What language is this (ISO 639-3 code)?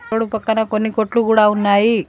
tel